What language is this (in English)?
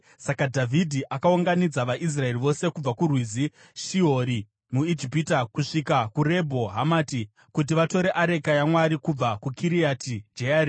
Shona